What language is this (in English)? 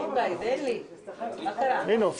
Hebrew